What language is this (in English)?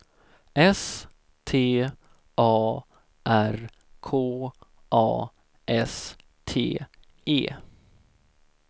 Swedish